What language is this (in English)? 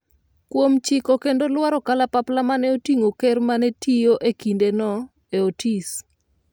Luo (Kenya and Tanzania)